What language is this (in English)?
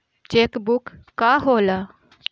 Bhojpuri